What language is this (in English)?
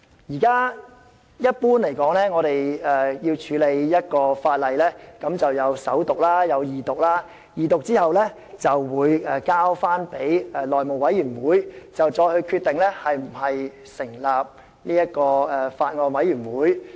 Cantonese